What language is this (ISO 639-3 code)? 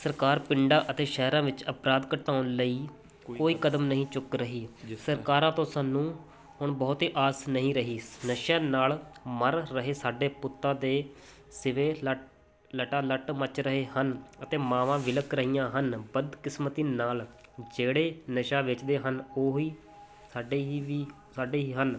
pan